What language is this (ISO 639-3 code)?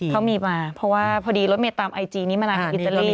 tha